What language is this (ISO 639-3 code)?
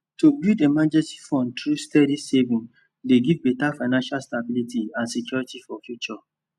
pcm